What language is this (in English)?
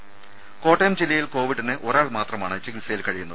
Malayalam